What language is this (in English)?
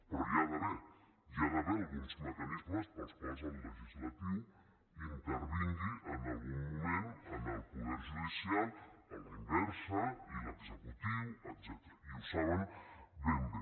Catalan